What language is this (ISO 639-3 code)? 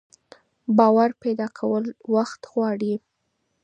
pus